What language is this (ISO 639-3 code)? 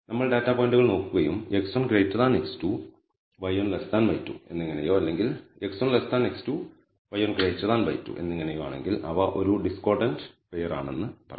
mal